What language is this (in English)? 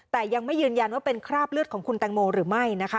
Thai